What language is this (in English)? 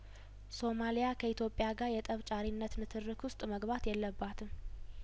Amharic